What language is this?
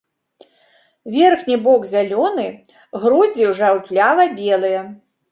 Belarusian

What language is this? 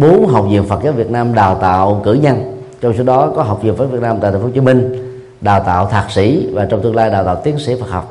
Vietnamese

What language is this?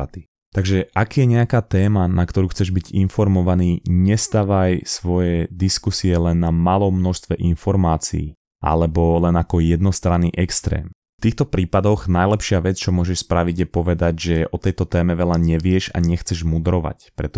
Slovak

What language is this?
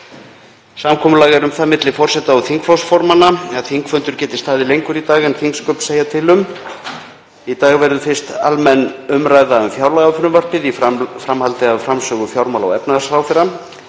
Icelandic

